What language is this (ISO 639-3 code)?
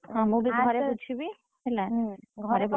ori